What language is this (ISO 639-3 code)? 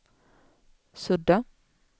swe